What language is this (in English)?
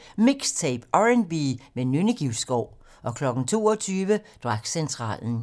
Danish